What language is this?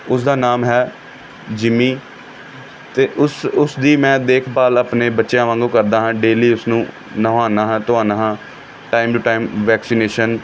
Punjabi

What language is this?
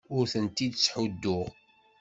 Kabyle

